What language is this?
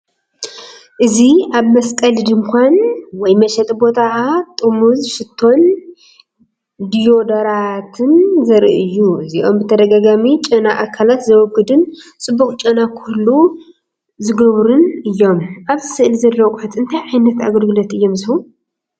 Tigrinya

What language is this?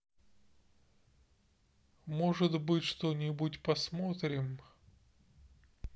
Russian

